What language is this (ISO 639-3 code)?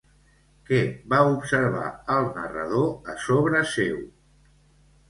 cat